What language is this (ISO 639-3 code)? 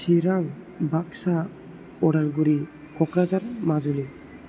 brx